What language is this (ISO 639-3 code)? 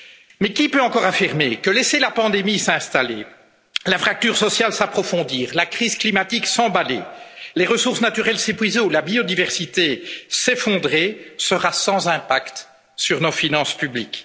fra